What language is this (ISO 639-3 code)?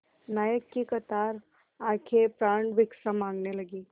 hin